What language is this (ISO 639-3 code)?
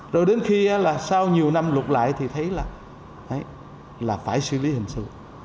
vie